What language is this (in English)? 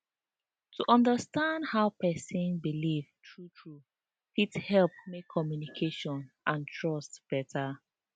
Nigerian Pidgin